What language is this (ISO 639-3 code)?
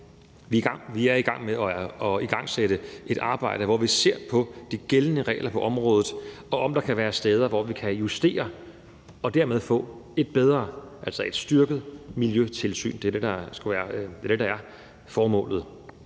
dan